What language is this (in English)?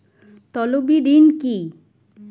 Bangla